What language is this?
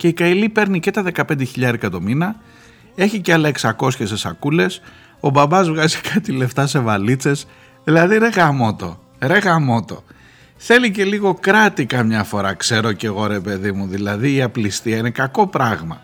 Greek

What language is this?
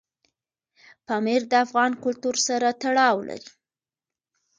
Pashto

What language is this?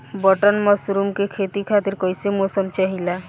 Bhojpuri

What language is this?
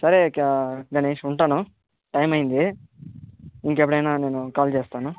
Telugu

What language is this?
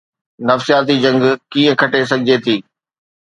Sindhi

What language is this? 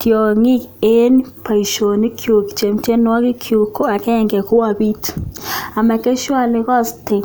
Kalenjin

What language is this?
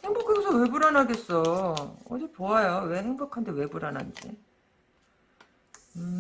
Korean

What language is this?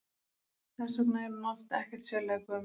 Icelandic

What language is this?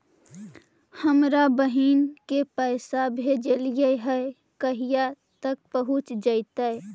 Magahi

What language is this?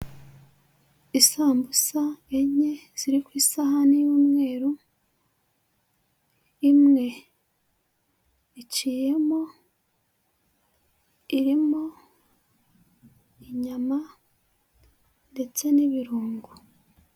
Kinyarwanda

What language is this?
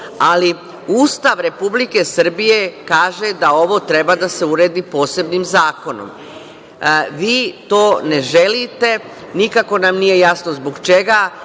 Serbian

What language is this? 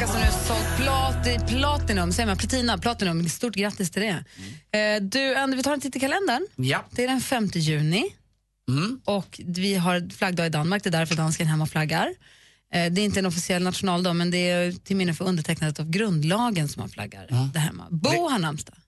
Swedish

